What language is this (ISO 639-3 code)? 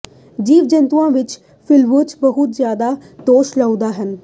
pan